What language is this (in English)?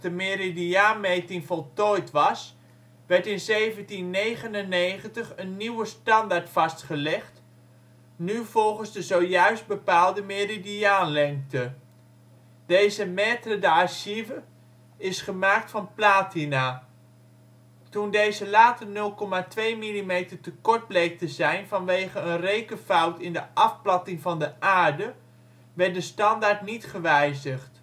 Dutch